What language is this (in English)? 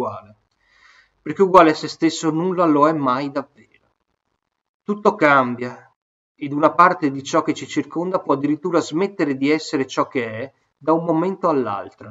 Italian